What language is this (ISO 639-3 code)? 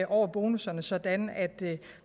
dan